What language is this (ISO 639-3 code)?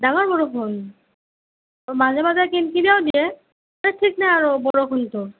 asm